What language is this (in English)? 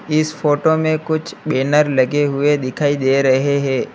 Hindi